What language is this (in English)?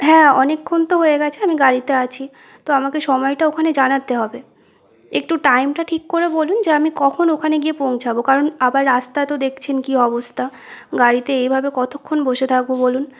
Bangla